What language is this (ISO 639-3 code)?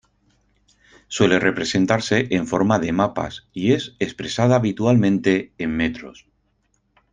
spa